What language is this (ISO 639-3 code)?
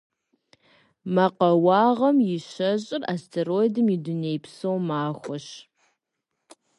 kbd